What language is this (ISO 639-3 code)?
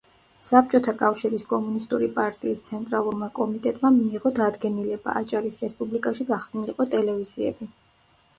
kat